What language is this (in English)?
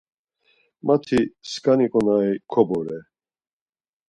Laz